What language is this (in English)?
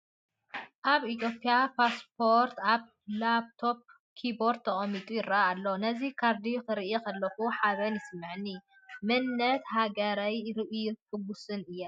Tigrinya